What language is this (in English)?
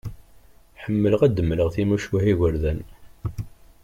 Kabyle